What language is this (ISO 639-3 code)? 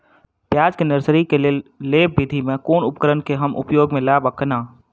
mai